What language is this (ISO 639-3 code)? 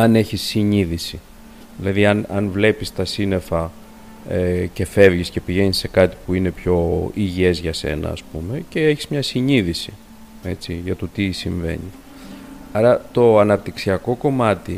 ell